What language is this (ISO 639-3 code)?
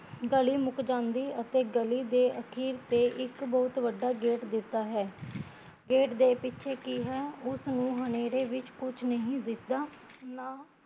pan